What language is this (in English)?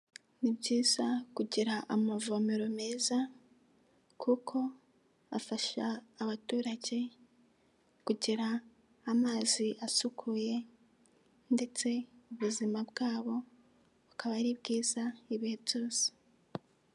Kinyarwanda